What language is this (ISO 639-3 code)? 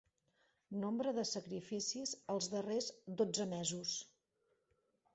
cat